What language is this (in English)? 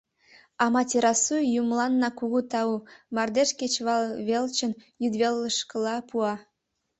Mari